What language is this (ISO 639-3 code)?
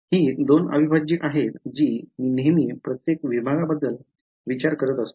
mar